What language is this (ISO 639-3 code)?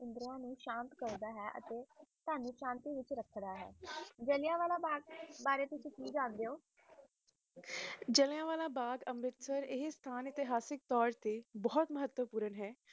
pan